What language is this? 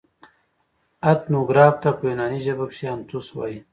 Pashto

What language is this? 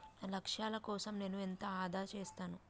Telugu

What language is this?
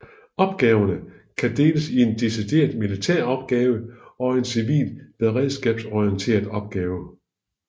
Danish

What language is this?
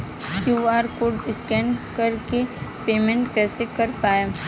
Bhojpuri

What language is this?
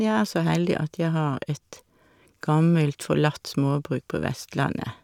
Norwegian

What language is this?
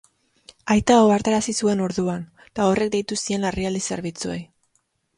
Basque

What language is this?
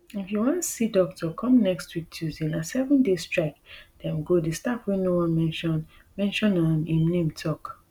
Nigerian Pidgin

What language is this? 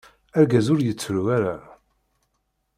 Kabyle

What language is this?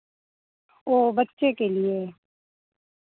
Hindi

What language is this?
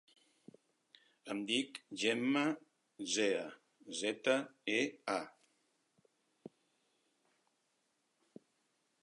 Catalan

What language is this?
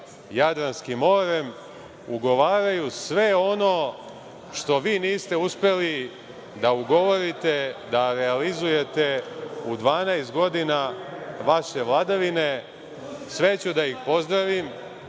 Serbian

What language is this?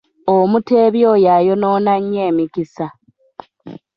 Ganda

